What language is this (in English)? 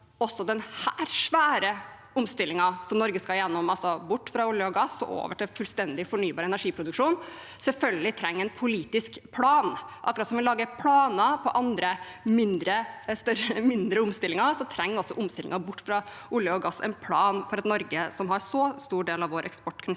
Norwegian